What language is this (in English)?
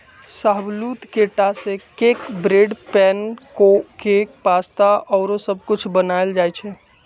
Magahi